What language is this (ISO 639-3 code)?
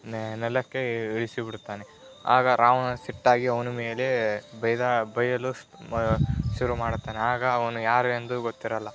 kan